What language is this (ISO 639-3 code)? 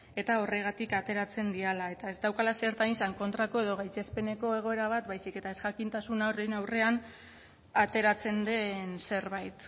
eus